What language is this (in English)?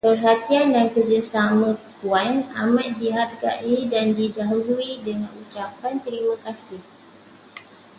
Malay